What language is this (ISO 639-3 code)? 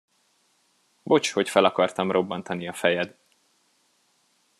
hun